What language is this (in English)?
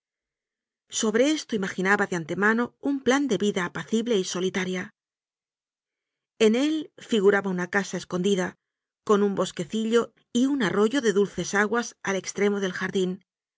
Spanish